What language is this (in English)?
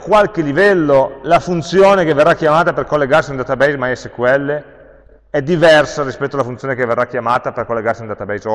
Italian